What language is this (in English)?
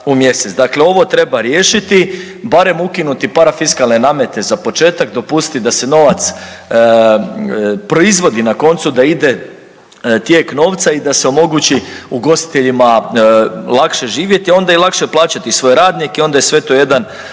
Croatian